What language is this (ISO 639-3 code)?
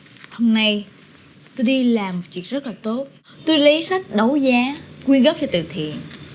vie